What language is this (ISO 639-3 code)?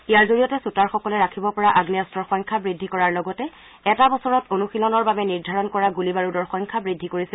asm